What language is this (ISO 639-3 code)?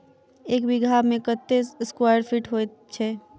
mai